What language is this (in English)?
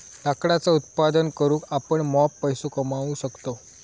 Marathi